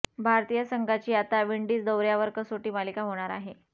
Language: Marathi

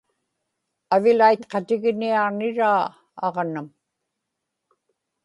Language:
Inupiaq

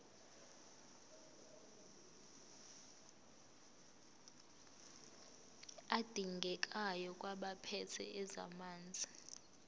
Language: Zulu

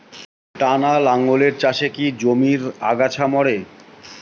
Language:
Bangla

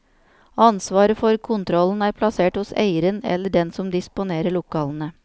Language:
Norwegian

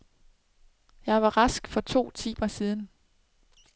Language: Danish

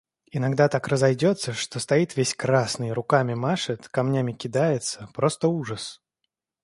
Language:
Russian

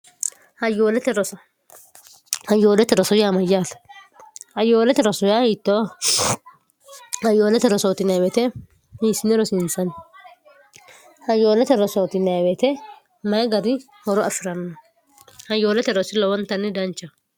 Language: Sidamo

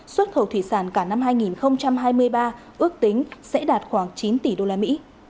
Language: Vietnamese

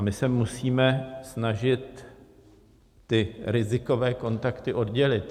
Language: Czech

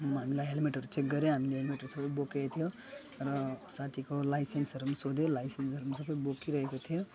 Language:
Nepali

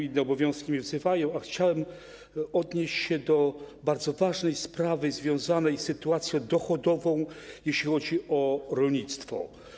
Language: Polish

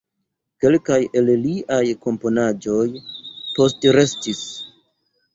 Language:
Esperanto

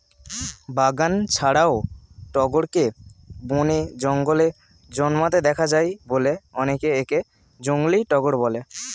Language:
Bangla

